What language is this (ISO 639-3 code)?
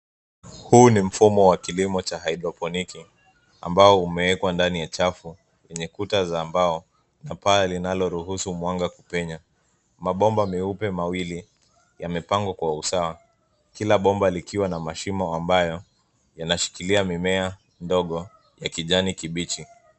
swa